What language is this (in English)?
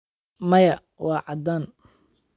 Somali